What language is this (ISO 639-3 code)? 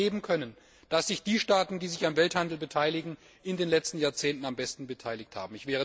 deu